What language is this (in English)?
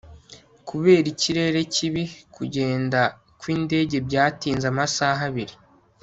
Kinyarwanda